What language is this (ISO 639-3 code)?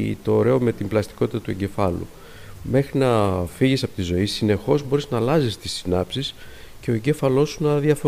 ell